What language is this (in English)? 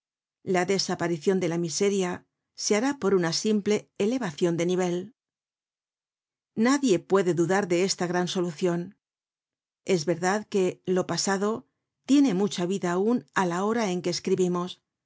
Spanish